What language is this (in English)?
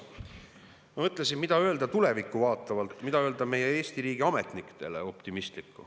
Estonian